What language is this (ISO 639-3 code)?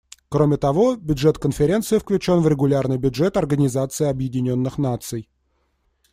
rus